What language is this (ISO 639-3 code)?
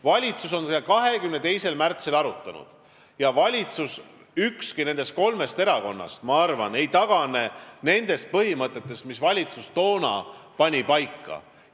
est